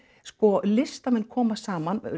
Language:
Icelandic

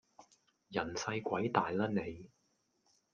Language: Cantonese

